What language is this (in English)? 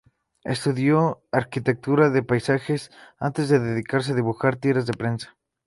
Spanish